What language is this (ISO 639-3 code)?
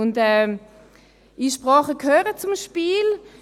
gsw